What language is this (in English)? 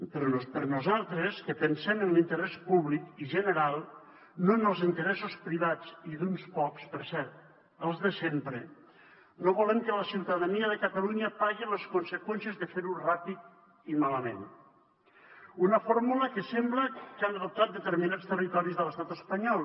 Catalan